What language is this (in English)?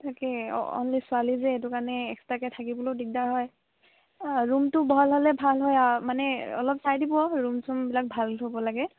Assamese